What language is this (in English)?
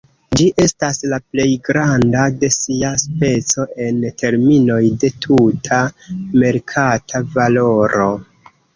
Esperanto